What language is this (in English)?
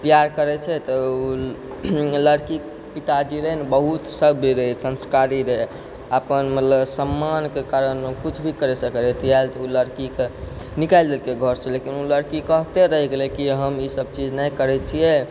Maithili